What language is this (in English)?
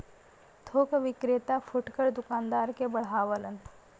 Bhojpuri